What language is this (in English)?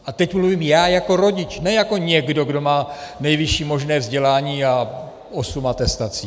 Czech